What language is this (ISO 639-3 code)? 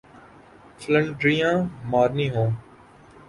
urd